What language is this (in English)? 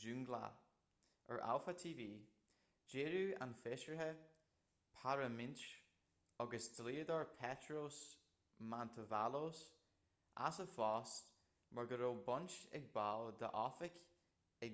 Irish